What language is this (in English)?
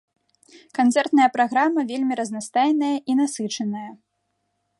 Belarusian